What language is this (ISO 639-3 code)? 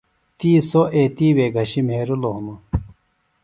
phl